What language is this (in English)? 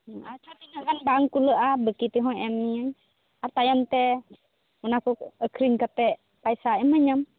Santali